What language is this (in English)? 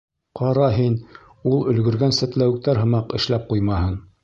Bashkir